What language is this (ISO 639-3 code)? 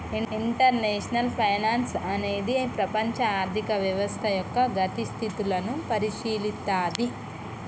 tel